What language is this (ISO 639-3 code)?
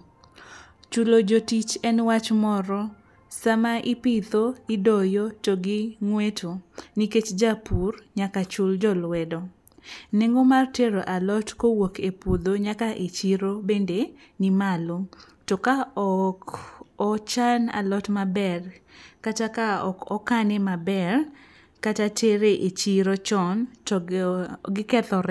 luo